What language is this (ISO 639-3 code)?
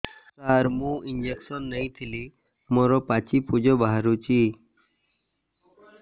ori